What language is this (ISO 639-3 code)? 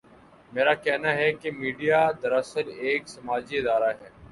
urd